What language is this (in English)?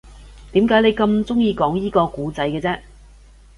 Cantonese